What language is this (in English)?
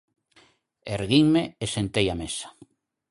Galician